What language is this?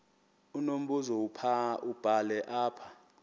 Xhosa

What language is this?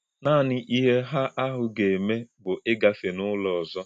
Igbo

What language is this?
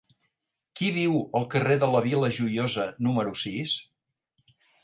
Catalan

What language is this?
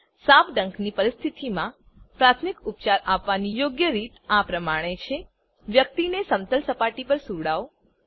Gujarati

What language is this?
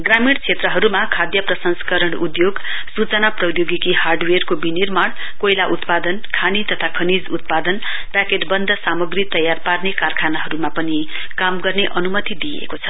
Nepali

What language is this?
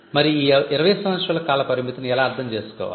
Telugu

